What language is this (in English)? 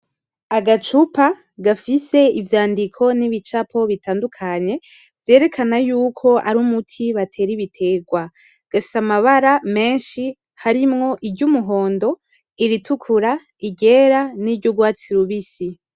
Rundi